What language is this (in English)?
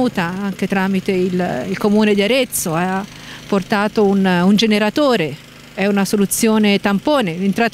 Italian